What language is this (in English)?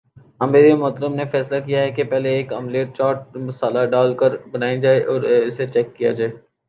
Urdu